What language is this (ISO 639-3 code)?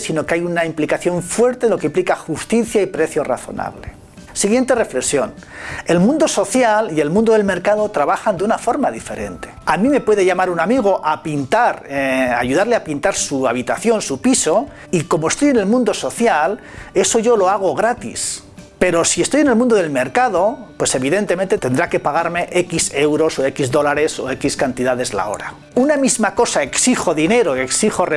spa